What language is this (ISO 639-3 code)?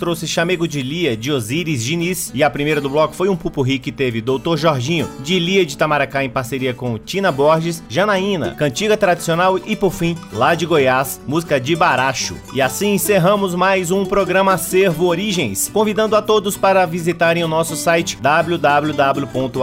por